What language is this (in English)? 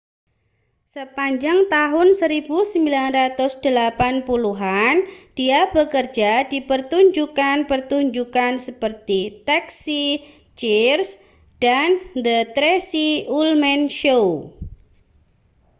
Indonesian